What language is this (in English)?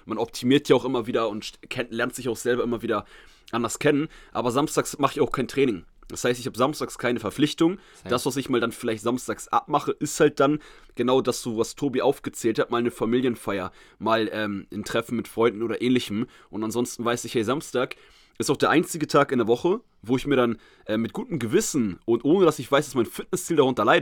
German